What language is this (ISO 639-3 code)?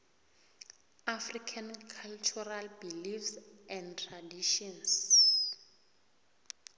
nbl